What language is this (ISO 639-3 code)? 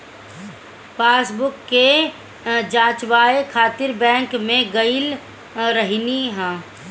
bho